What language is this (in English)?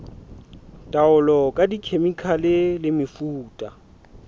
Southern Sotho